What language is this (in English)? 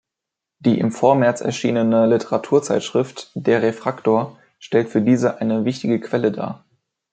German